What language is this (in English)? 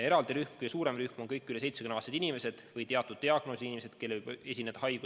Estonian